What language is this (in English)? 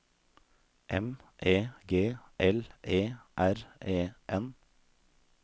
Norwegian